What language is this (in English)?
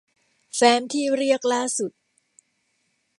Thai